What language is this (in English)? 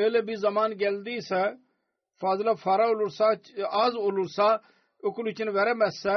Turkish